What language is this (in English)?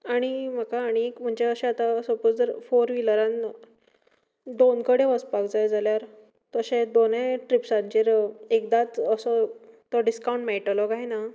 Konkani